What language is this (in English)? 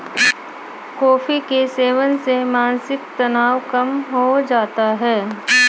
Hindi